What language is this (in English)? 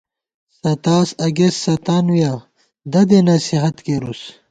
Gawar-Bati